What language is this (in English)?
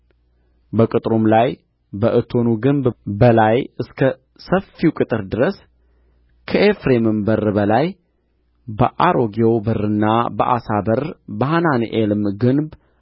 Amharic